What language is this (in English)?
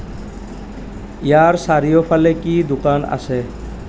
Assamese